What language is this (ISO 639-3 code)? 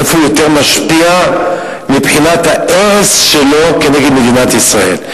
heb